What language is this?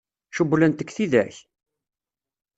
Kabyle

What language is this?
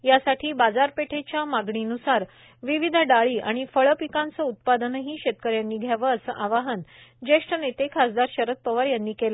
Marathi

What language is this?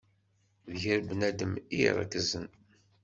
Kabyle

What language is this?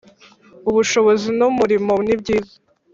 Kinyarwanda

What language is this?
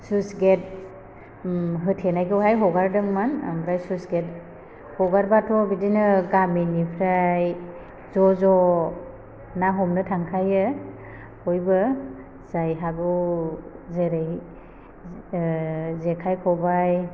Bodo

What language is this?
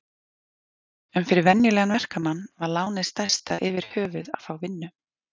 Icelandic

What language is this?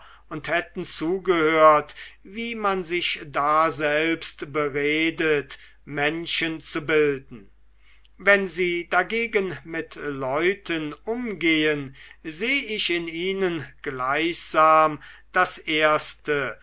German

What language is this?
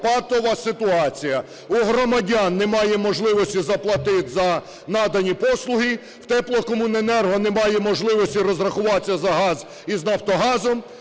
Ukrainian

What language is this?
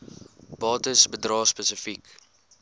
Afrikaans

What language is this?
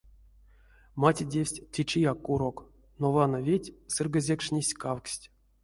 Erzya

